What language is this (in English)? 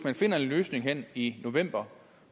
Danish